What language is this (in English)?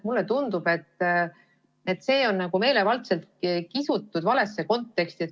Estonian